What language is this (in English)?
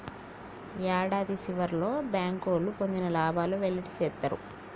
Telugu